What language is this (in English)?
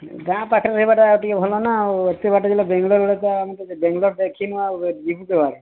Odia